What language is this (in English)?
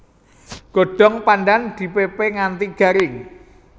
Javanese